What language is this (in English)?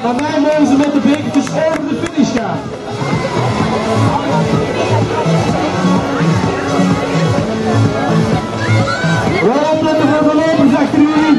Dutch